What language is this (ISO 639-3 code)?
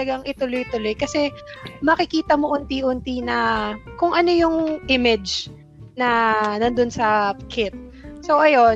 fil